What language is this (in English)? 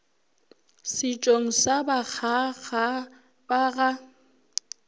Northern Sotho